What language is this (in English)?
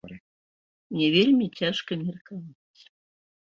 Belarusian